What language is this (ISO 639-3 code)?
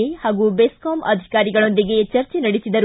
kan